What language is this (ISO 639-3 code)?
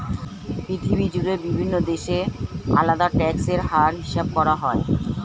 ben